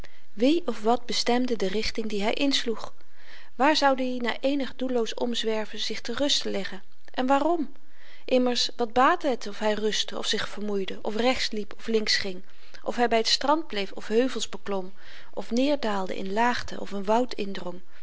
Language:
Dutch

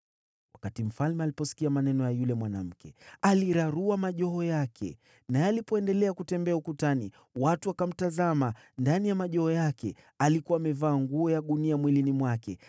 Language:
Swahili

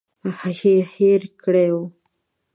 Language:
Pashto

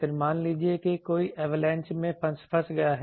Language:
Hindi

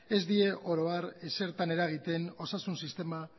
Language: Basque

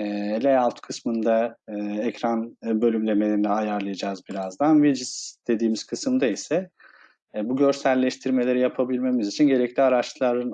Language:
Turkish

